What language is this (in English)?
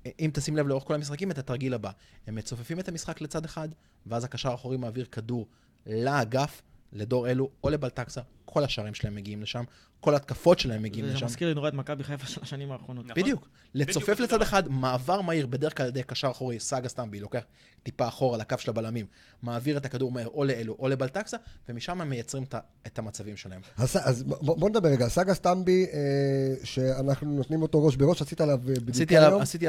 Hebrew